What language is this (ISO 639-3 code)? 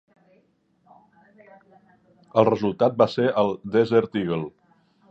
cat